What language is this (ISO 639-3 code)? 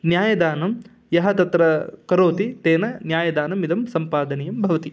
san